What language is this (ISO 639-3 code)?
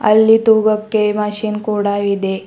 kan